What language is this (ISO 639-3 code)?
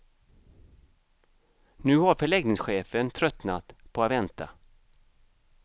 swe